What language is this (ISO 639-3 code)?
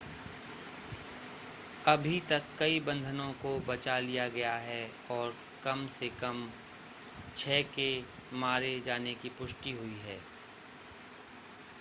hin